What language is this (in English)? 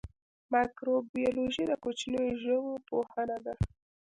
Pashto